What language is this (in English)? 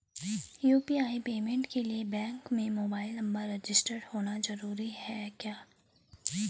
Hindi